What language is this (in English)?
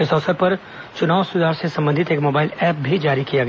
Hindi